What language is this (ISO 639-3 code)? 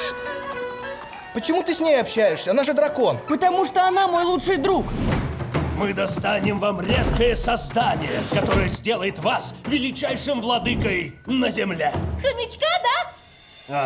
rus